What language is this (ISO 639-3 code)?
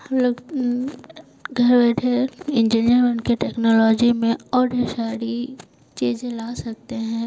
hin